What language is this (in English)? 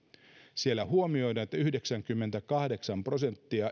Finnish